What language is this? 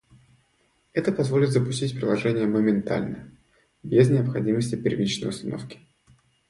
Russian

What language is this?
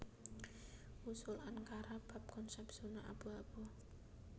Javanese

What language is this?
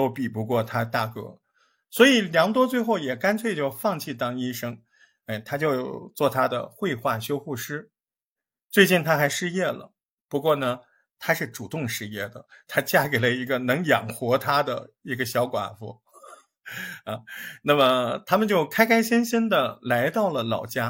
Chinese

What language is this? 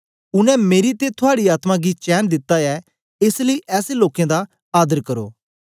Dogri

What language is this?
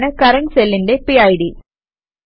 Malayalam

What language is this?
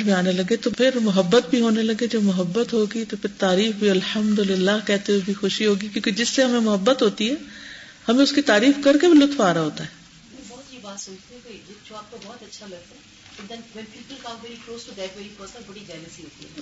Urdu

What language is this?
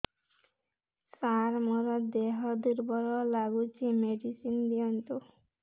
Odia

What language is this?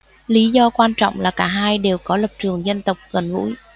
Vietnamese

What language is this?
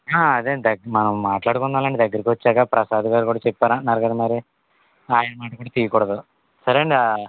Telugu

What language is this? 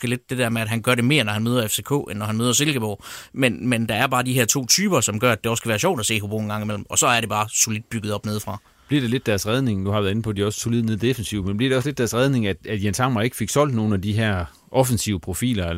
Danish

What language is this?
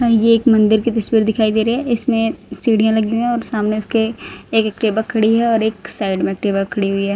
Hindi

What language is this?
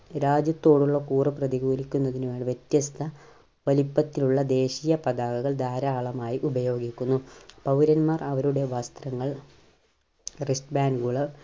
Malayalam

